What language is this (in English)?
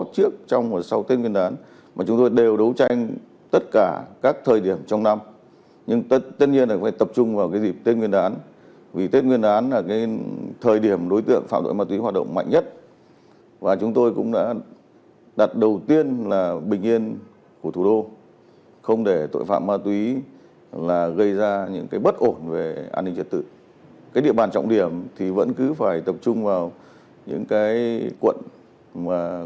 Vietnamese